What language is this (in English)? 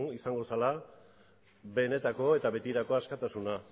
Basque